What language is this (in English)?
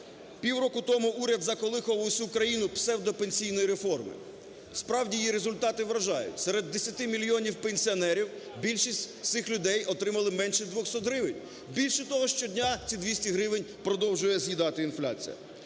Ukrainian